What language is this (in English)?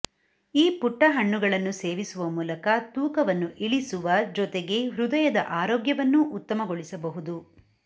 Kannada